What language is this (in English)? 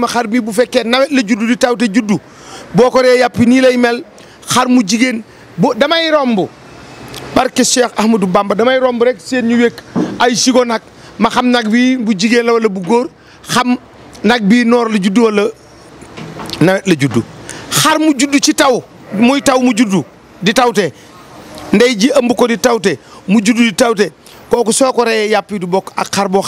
French